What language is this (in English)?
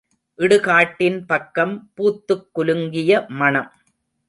Tamil